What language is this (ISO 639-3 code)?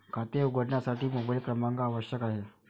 mar